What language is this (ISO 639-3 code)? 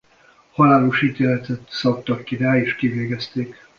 hun